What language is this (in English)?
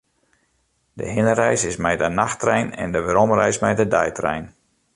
Western Frisian